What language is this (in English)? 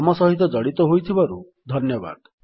Odia